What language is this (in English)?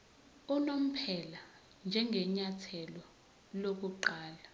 Zulu